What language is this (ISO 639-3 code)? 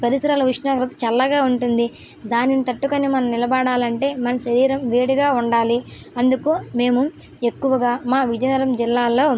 tel